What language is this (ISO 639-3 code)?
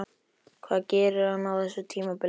isl